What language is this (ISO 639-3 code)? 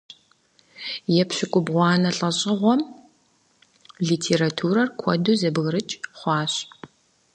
kbd